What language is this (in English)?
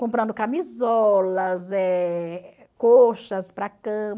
Portuguese